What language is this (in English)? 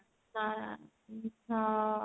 Odia